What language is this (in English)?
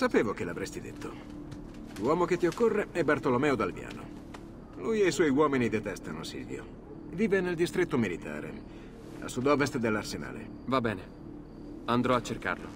Italian